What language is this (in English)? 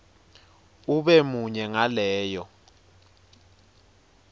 Swati